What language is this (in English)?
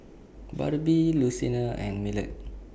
English